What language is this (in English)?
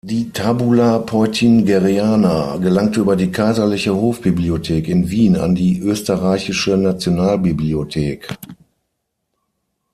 German